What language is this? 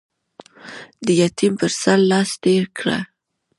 Pashto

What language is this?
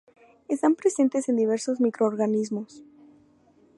Spanish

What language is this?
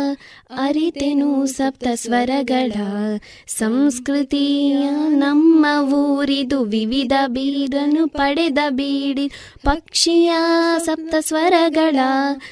Kannada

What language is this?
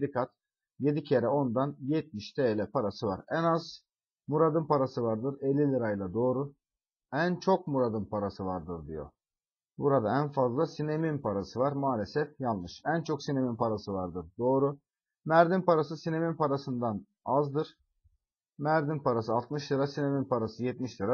Turkish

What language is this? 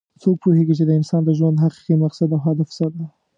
Pashto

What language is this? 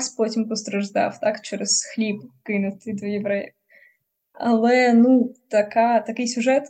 Ukrainian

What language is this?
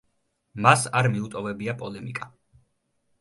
Georgian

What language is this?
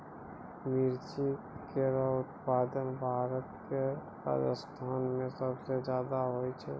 Maithili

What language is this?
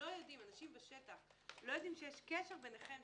Hebrew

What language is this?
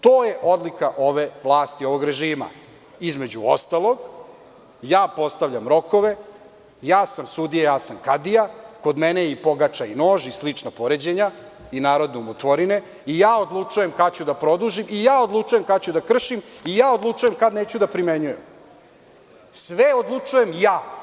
Serbian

